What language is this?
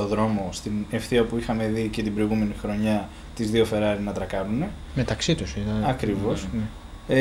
Greek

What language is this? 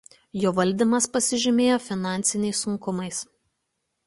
Lithuanian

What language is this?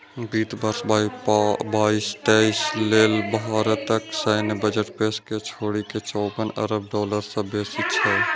Maithili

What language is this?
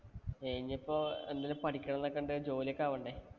Malayalam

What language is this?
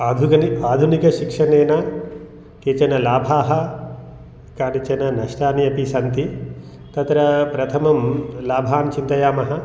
Sanskrit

